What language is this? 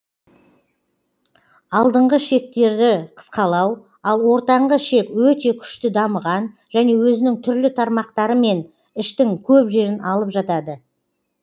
Kazakh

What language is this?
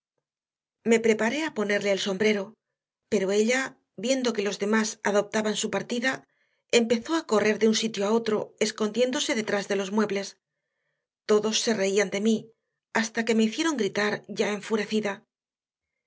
Spanish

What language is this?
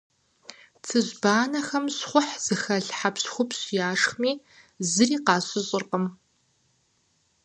Kabardian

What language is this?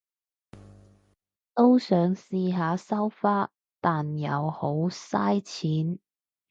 Cantonese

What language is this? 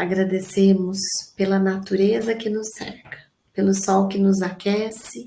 Portuguese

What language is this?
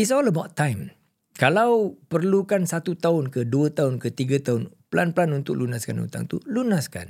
Malay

